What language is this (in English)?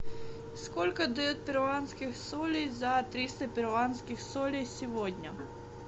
Russian